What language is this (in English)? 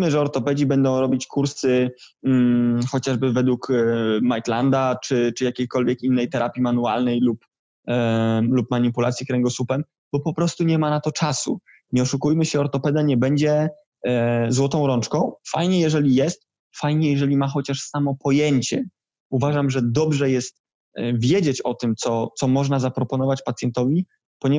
Polish